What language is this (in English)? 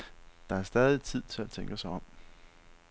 Danish